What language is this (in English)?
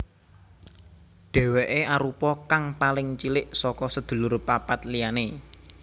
Javanese